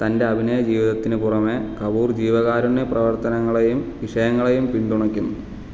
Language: Malayalam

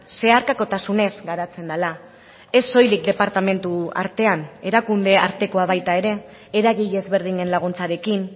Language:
Basque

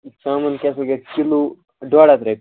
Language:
Kashmiri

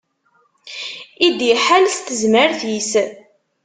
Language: Kabyle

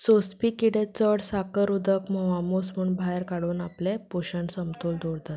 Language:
Konkani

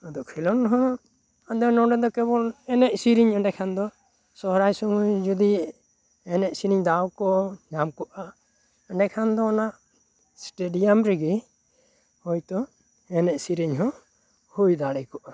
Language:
Santali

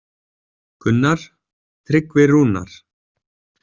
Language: Icelandic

